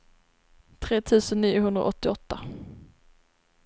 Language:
Swedish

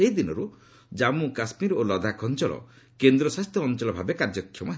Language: Odia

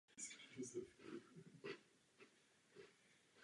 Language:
Czech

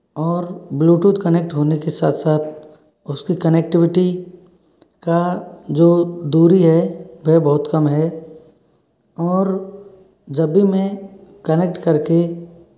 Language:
Hindi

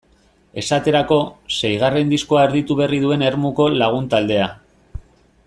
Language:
Basque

